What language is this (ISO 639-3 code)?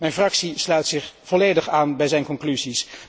nld